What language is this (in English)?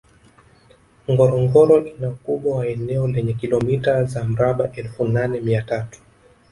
Swahili